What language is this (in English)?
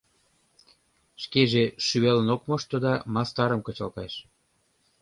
Mari